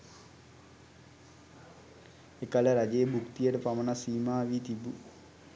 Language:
Sinhala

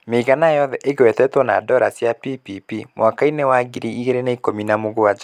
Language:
Kikuyu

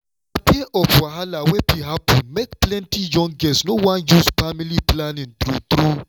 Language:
Nigerian Pidgin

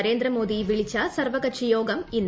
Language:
Malayalam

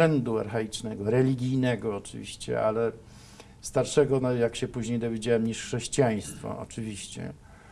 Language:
Polish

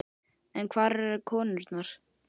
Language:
Icelandic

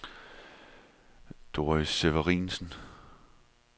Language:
Danish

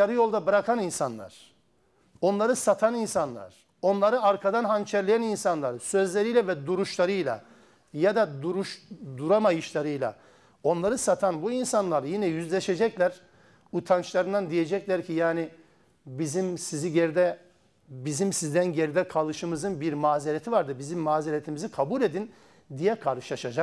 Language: Turkish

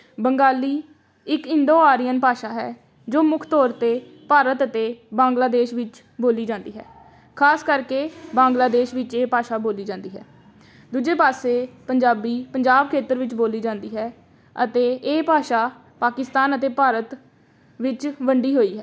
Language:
Punjabi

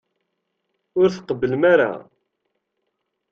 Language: Kabyle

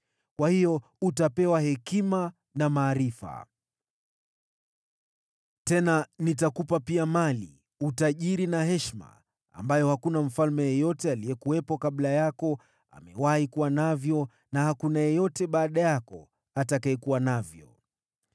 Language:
Swahili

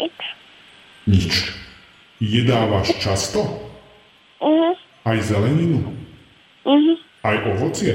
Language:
Slovak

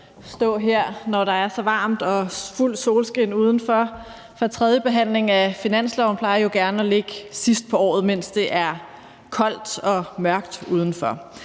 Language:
Danish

